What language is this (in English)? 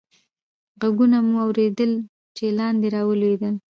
Pashto